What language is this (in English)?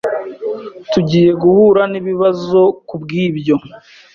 Kinyarwanda